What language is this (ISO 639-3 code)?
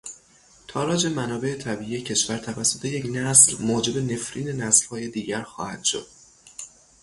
fas